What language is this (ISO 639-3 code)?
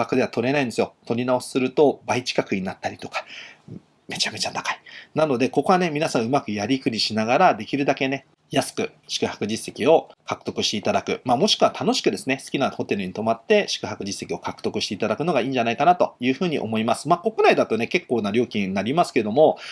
jpn